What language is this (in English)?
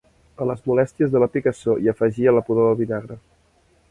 Catalan